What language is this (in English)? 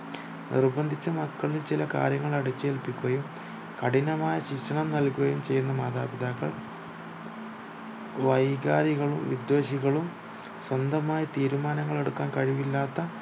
Malayalam